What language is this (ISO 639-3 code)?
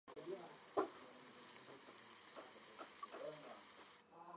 zho